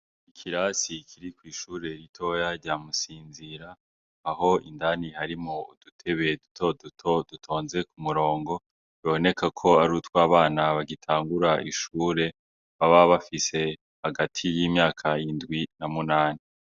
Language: Rundi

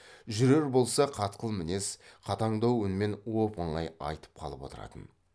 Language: Kazakh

